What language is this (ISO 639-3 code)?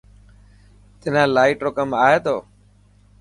mki